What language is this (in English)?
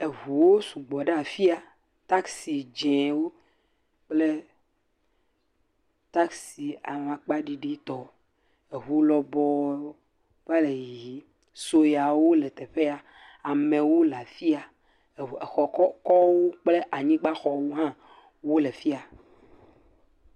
Ewe